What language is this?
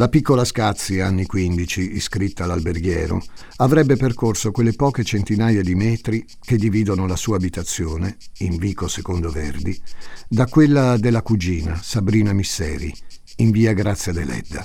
Italian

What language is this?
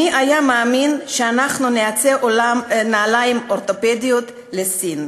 Hebrew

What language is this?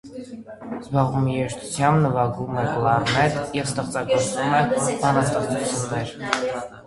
Armenian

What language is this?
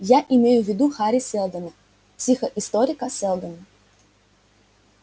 Russian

